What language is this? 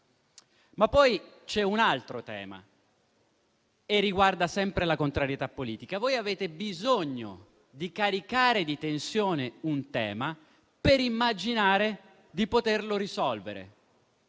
Italian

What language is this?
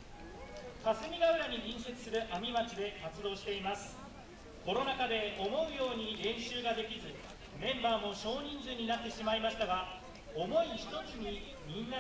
Japanese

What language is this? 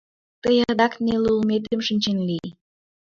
Mari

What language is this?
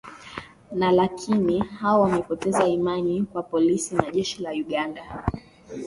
Swahili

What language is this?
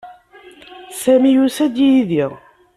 Kabyle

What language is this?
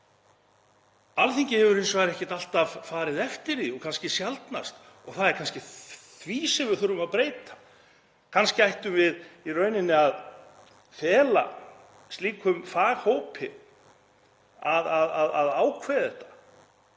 Icelandic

